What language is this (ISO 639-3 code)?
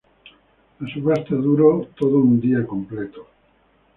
spa